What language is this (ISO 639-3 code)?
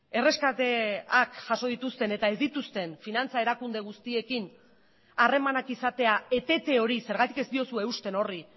eus